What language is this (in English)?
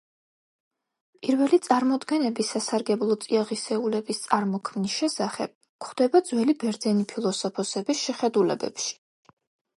Georgian